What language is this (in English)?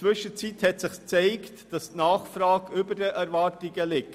Swiss German